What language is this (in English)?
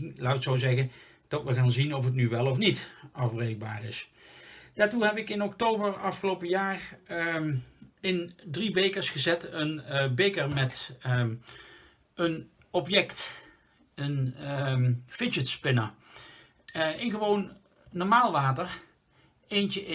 Dutch